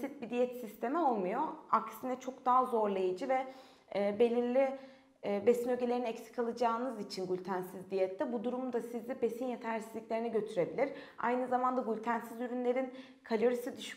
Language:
Turkish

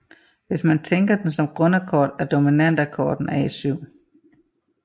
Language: Danish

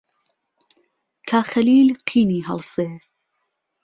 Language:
Central Kurdish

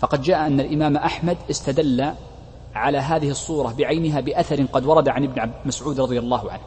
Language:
Arabic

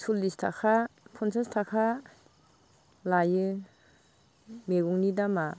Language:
Bodo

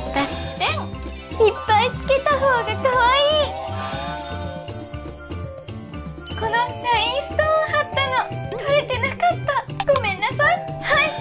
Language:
Japanese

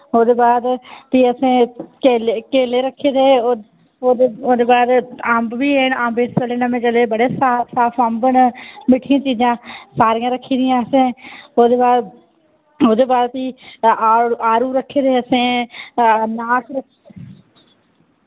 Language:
Dogri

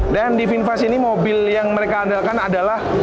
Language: Indonesian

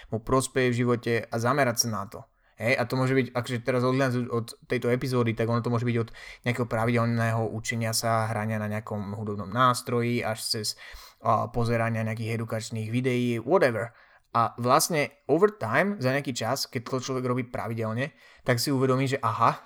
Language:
Slovak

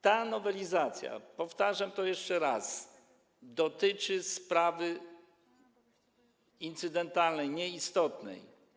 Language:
Polish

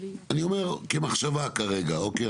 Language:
Hebrew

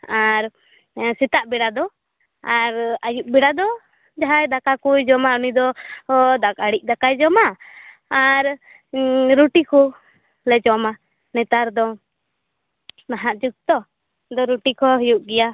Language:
Santali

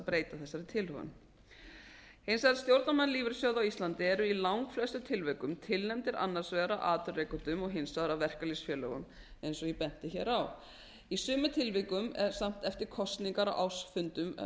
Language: Icelandic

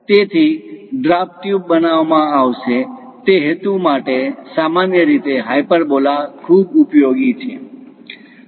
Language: Gujarati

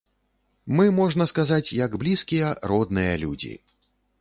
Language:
Belarusian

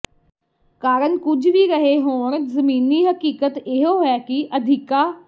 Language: Punjabi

